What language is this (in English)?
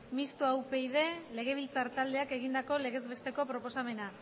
Basque